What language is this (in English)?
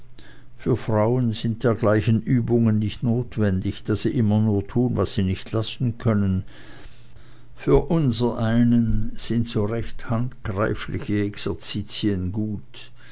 German